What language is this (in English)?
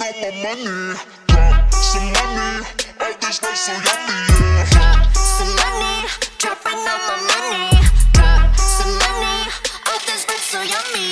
Vietnamese